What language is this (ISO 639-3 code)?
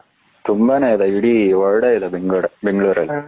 kan